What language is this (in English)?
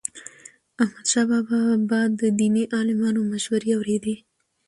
Pashto